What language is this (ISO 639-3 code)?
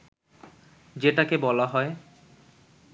ben